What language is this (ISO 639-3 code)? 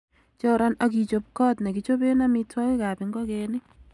kln